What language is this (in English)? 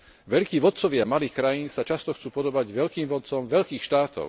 Slovak